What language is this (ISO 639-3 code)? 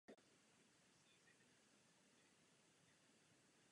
ces